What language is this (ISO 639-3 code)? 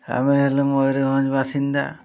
ori